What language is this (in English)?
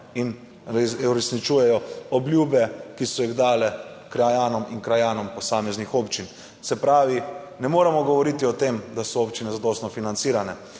Slovenian